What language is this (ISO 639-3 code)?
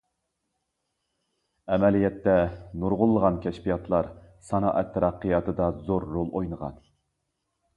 uig